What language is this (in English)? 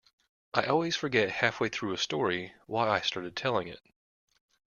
English